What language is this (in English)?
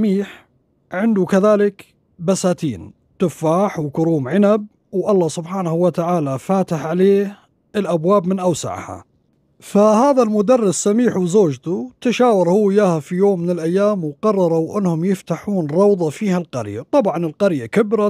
Arabic